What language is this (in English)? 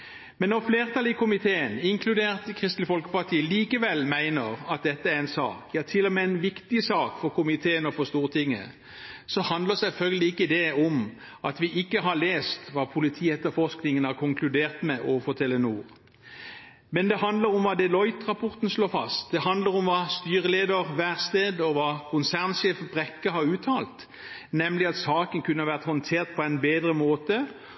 Norwegian Bokmål